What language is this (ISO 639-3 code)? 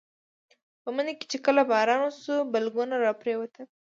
pus